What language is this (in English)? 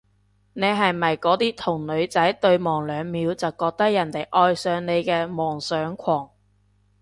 Cantonese